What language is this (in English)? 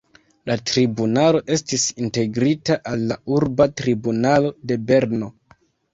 Esperanto